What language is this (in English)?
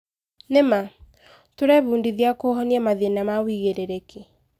Kikuyu